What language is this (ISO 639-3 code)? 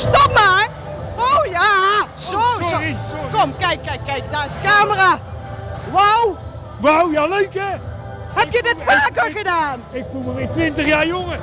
nld